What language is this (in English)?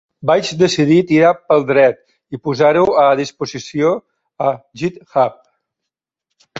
Catalan